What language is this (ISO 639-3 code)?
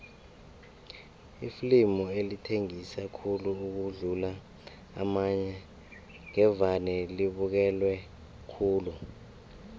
nbl